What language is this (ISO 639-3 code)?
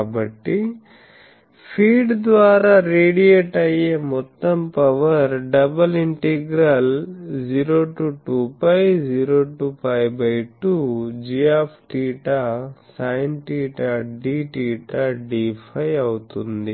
tel